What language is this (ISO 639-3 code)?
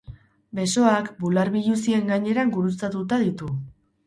eus